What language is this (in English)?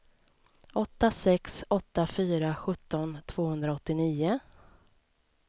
Swedish